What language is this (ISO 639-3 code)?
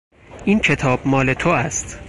fas